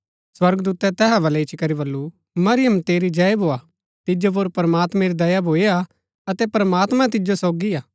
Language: Gaddi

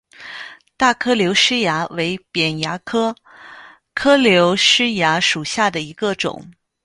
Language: Chinese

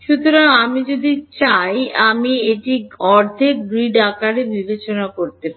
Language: Bangla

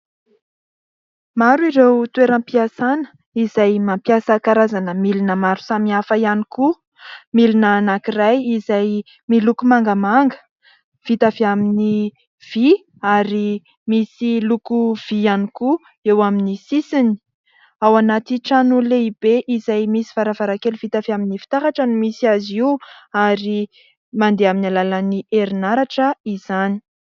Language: Malagasy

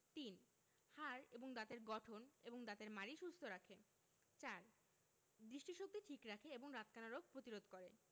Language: Bangla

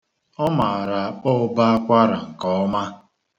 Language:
Igbo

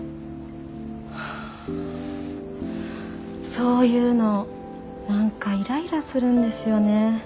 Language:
Japanese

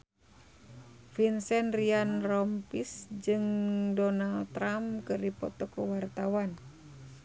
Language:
Sundanese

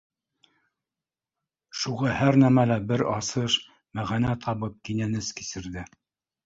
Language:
Bashkir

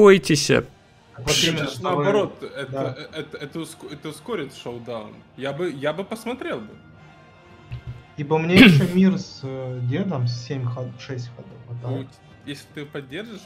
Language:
Russian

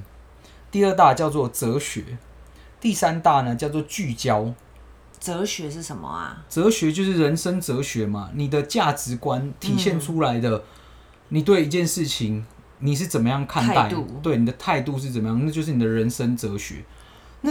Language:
Chinese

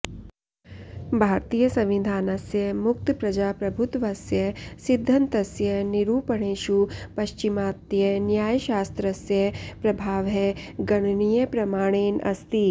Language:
Sanskrit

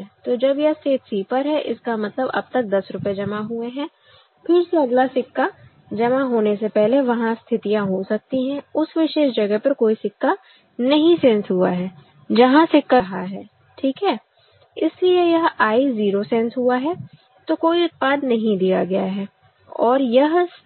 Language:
Hindi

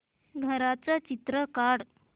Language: Marathi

